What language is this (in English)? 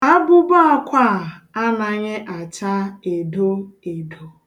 Igbo